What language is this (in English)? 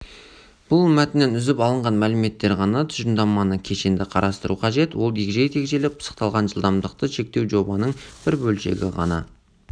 Kazakh